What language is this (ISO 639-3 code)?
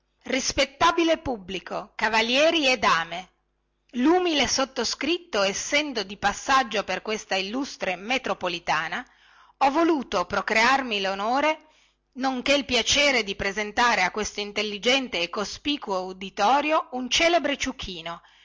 ita